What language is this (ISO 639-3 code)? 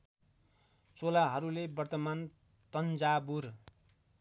nep